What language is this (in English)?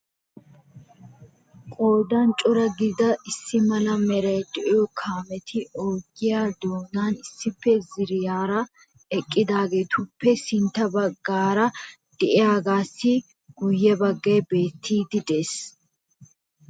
Wolaytta